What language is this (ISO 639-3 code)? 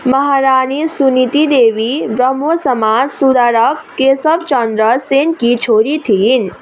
nep